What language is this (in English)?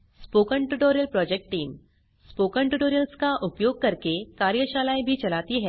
Hindi